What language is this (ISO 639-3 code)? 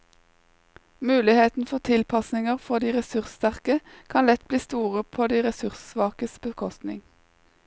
nor